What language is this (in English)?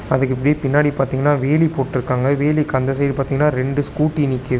Tamil